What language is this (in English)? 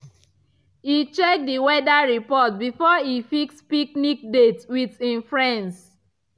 Nigerian Pidgin